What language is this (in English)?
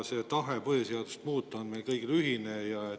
Estonian